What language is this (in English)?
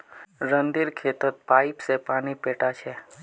Magahi